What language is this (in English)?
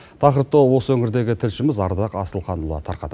Kazakh